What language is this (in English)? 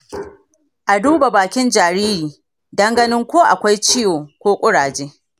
Hausa